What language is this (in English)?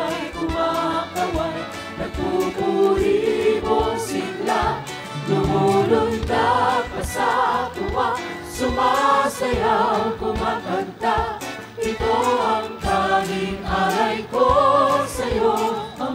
Filipino